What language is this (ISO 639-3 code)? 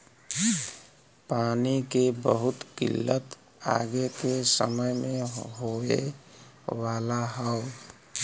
bho